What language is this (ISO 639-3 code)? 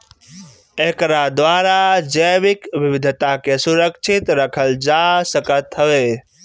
bho